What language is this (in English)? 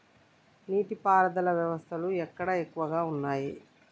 Telugu